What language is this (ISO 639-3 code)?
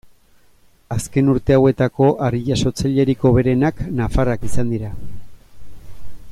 eus